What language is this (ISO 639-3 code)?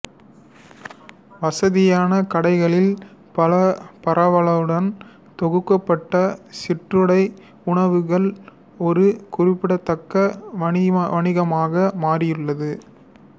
tam